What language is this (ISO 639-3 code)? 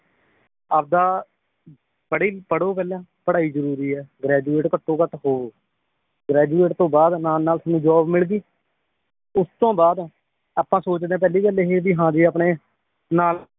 pan